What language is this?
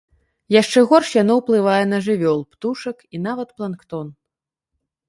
Belarusian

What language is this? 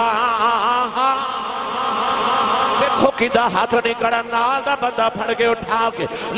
Urdu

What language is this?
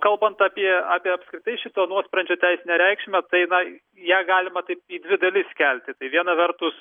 Lithuanian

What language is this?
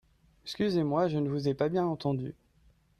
French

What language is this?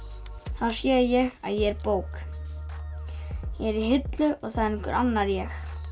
Icelandic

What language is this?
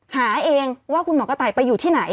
Thai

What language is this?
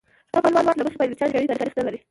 Pashto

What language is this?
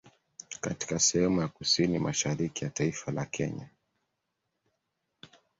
Swahili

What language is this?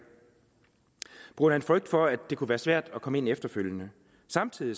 Danish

